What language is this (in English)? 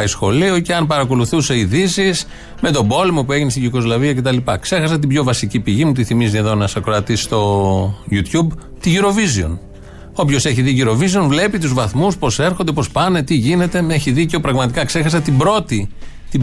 Greek